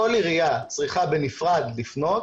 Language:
Hebrew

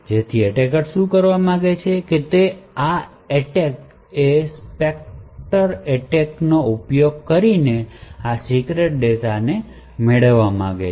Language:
Gujarati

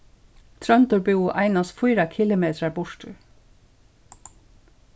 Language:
Faroese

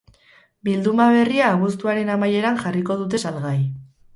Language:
Basque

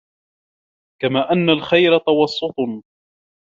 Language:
Arabic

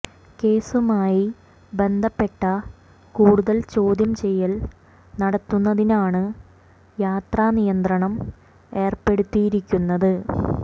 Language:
Malayalam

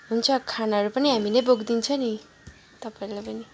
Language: Nepali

